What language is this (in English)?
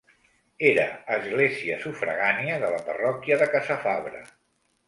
Catalan